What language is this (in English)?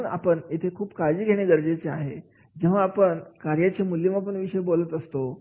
Marathi